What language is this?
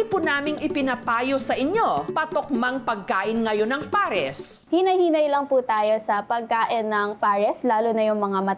Filipino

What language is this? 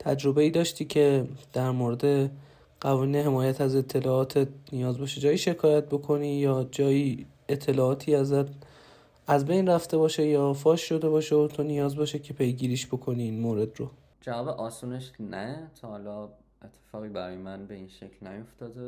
Persian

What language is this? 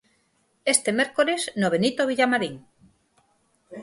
Galician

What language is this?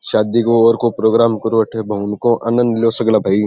Rajasthani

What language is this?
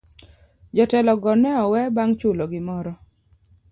Luo (Kenya and Tanzania)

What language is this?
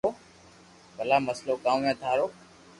Loarki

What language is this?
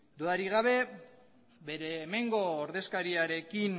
Basque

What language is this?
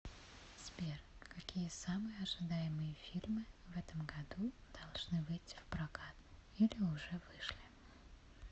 Russian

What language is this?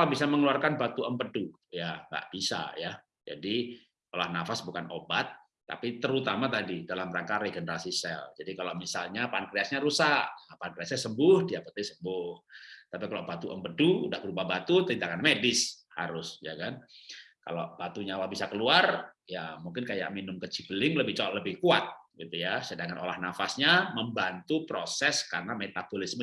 Indonesian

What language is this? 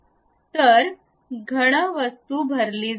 Marathi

